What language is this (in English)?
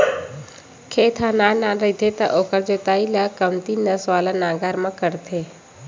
Chhattisgarhi